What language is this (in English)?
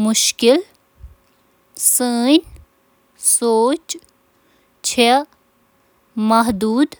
Kashmiri